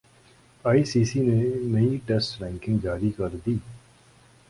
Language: Urdu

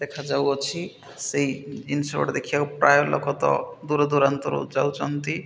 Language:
Odia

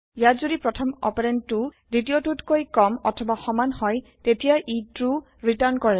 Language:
Assamese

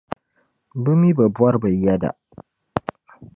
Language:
Dagbani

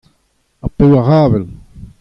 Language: Breton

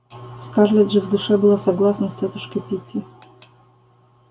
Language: Russian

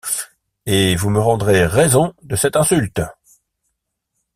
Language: French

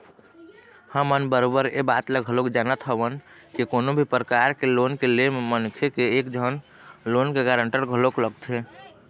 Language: Chhattisgarhi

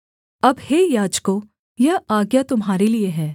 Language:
Hindi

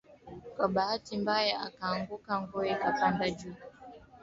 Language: Swahili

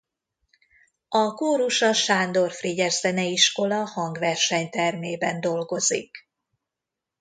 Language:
Hungarian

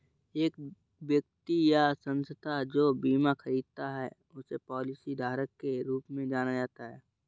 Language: Hindi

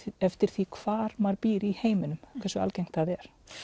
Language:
Icelandic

